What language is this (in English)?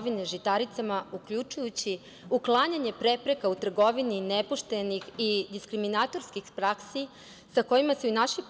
Serbian